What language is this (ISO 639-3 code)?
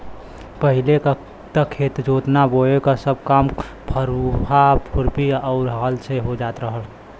bho